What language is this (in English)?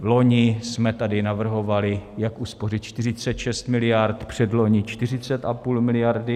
Czech